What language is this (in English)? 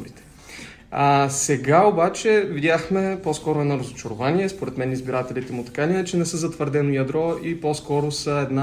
Bulgarian